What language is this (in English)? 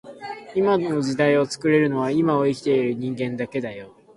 Japanese